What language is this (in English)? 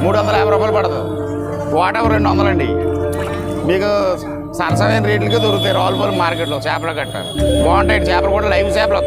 Indonesian